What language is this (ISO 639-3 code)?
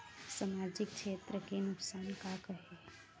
hne